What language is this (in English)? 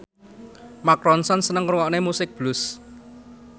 Javanese